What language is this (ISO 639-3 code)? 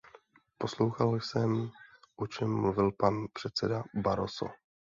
ces